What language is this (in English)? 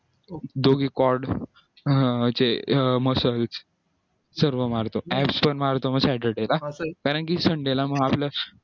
Marathi